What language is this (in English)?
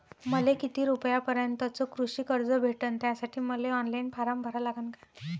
Marathi